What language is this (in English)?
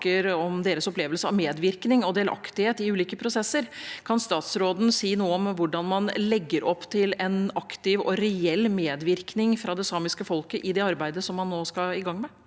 Norwegian